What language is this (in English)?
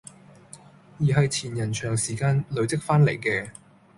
Cantonese